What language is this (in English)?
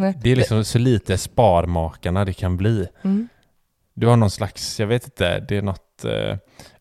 Swedish